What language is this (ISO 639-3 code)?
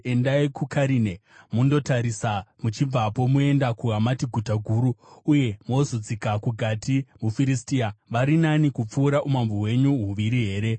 sna